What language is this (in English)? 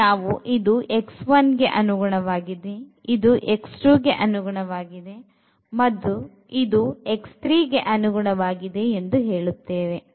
Kannada